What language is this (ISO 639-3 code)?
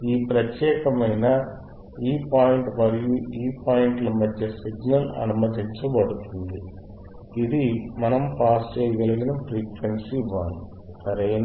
tel